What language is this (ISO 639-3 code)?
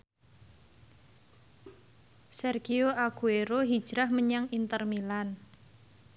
jav